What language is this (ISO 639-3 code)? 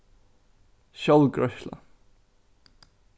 fao